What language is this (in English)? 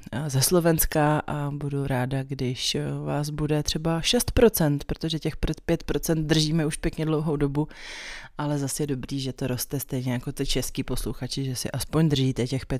Czech